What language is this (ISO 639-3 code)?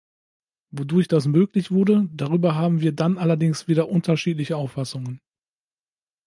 deu